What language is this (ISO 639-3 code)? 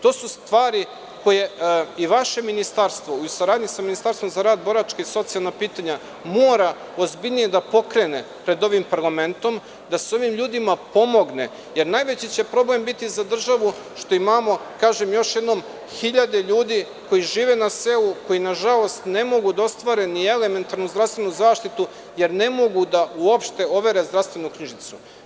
srp